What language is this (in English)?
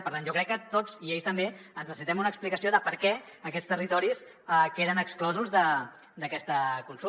Catalan